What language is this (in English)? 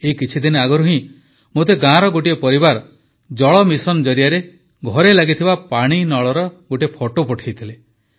Odia